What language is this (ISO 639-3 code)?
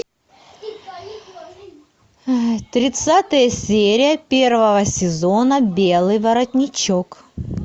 rus